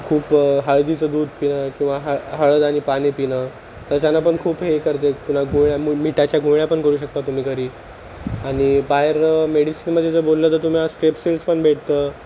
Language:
Marathi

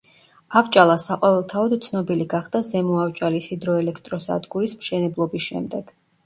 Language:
Georgian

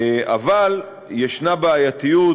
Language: Hebrew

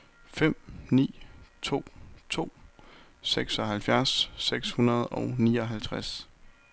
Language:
Danish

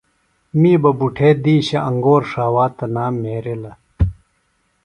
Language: Phalura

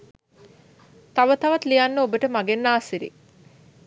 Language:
Sinhala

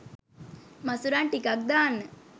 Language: Sinhala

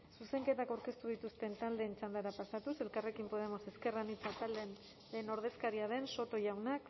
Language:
Basque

